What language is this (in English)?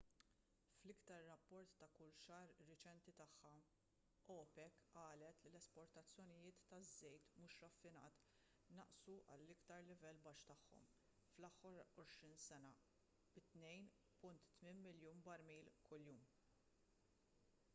Maltese